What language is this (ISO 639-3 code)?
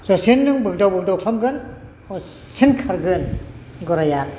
brx